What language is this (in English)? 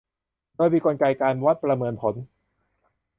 Thai